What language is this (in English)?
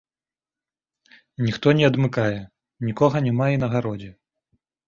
Belarusian